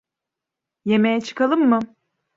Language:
Turkish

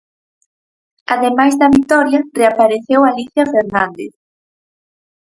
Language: Galician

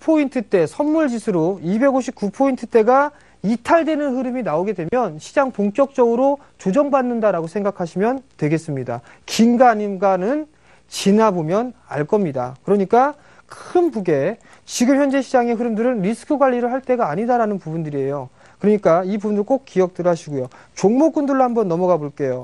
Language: Korean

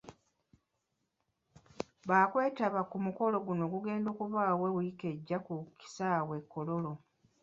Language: Ganda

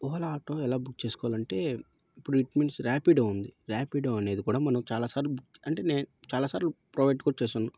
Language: Telugu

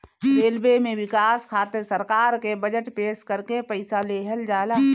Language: Bhojpuri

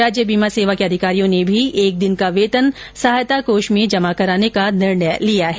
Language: Hindi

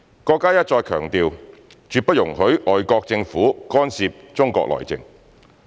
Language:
Cantonese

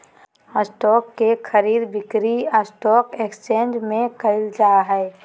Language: Magahi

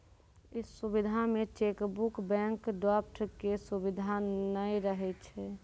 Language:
Maithili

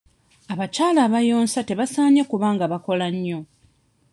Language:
Ganda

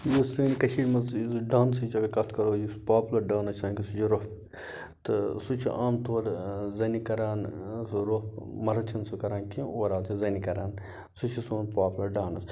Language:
Kashmiri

